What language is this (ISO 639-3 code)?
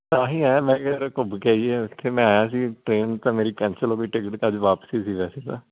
pan